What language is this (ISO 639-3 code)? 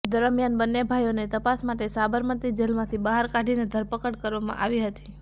guj